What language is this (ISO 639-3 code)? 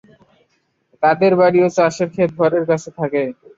ben